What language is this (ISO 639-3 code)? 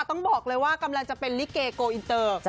tha